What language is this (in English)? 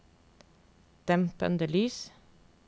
Norwegian